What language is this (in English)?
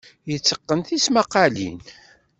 Kabyle